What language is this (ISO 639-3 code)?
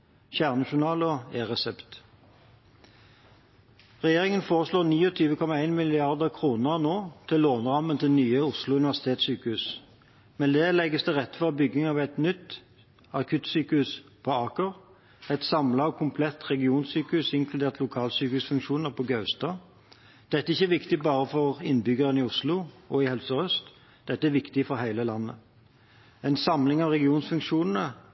nob